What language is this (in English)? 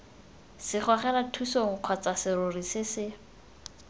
Tswana